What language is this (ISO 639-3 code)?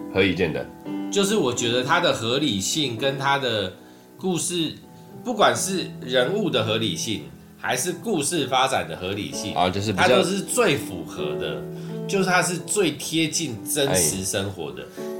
zho